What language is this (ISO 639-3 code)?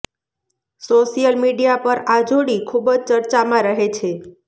guj